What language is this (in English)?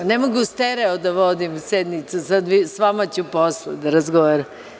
Serbian